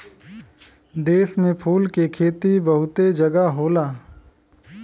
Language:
Bhojpuri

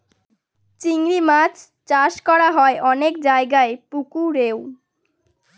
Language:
Bangla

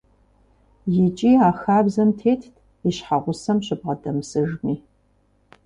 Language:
Kabardian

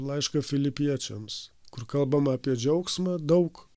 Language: Lithuanian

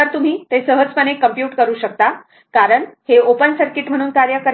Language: Marathi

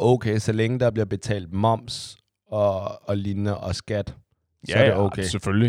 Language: Danish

